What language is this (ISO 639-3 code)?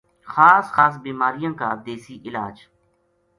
gju